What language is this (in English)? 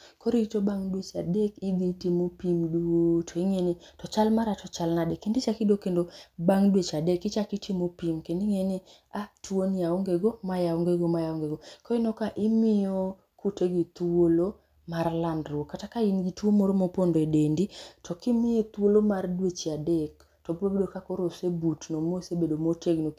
Luo (Kenya and Tanzania)